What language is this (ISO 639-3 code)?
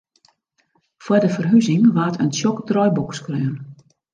fry